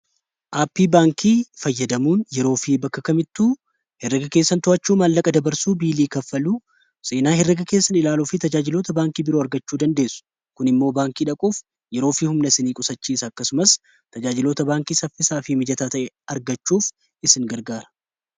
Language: Oromo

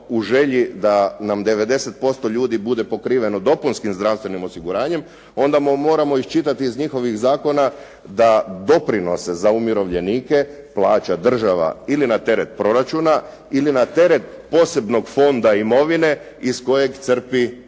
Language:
Croatian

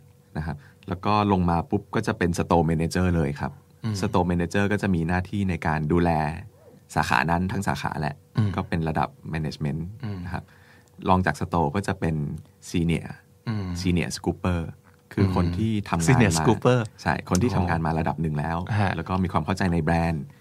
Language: Thai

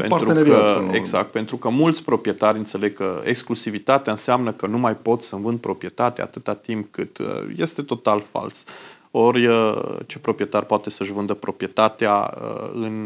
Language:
Romanian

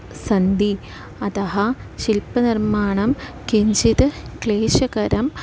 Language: Sanskrit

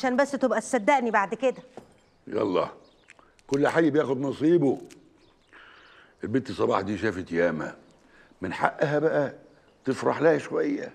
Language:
Arabic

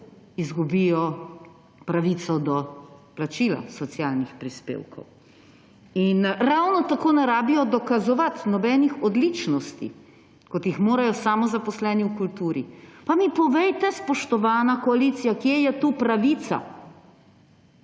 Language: Slovenian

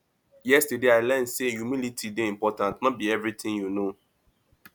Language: Nigerian Pidgin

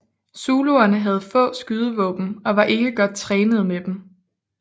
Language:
Danish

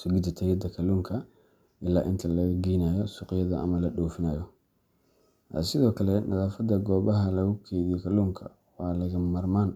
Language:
Somali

